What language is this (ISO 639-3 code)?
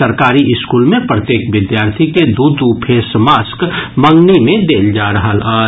mai